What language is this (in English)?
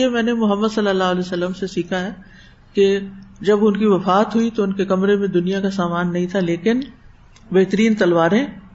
Urdu